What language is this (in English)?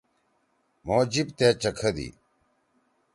Torwali